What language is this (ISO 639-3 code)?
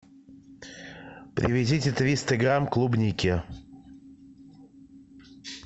rus